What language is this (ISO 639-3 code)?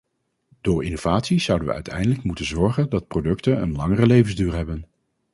nld